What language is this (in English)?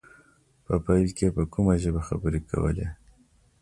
Pashto